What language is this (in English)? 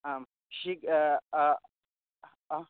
Sanskrit